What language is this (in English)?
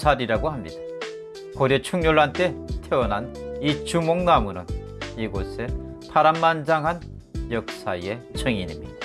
Korean